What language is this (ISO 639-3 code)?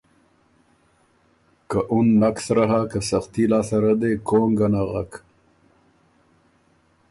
oru